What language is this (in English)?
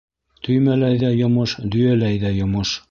Bashkir